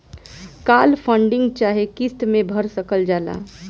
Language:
Bhojpuri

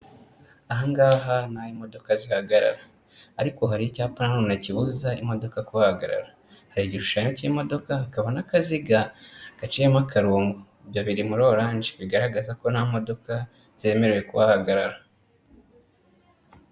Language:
Kinyarwanda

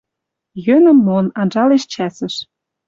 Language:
Western Mari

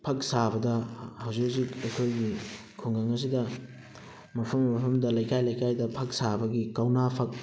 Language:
Manipuri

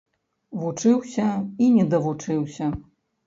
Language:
Belarusian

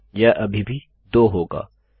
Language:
Hindi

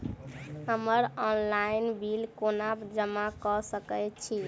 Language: Maithili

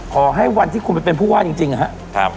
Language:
Thai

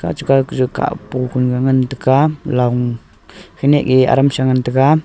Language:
Wancho Naga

